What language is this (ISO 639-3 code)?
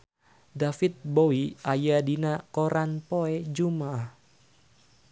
sun